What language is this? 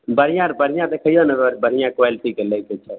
Maithili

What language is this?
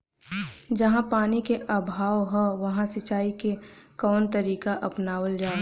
Bhojpuri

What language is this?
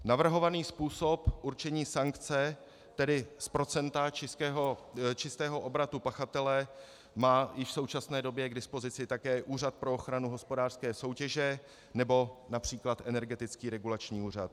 Czech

